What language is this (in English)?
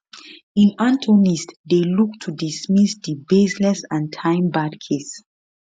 Nigerian Pidgin